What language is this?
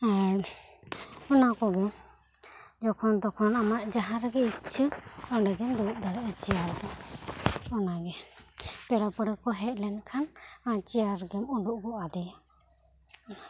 Santali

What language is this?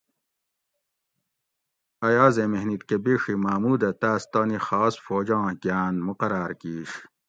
Gawri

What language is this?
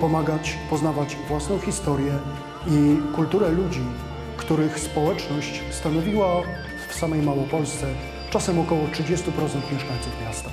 Polish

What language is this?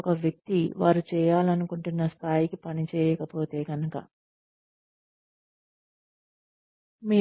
Telugu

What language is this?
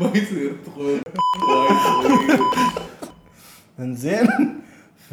Arabic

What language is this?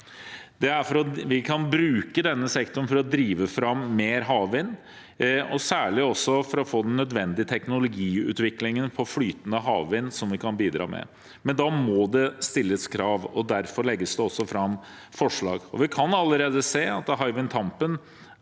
Norwegian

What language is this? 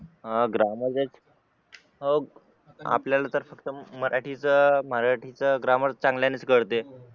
Marathi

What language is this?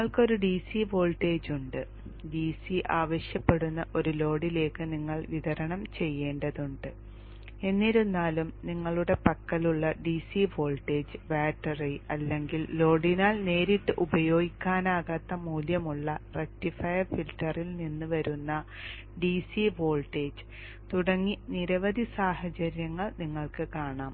Malayalam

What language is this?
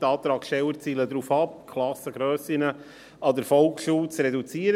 Swiss German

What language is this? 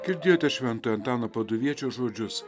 Lithuanian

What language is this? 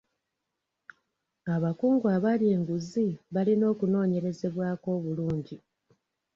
Ganda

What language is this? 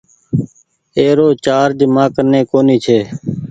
Goaria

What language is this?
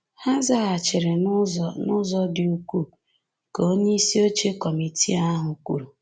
Igbo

